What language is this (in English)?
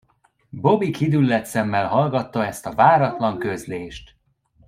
Hungarian